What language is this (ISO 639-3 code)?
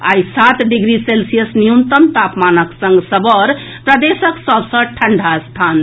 mai